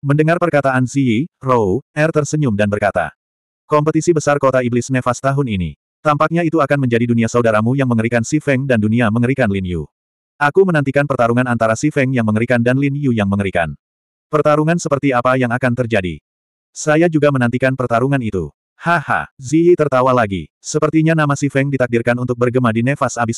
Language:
Indonesian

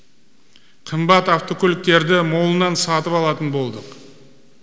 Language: Kazakh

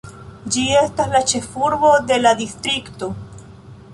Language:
Esperanto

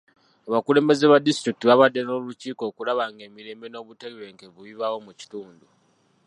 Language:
Ganda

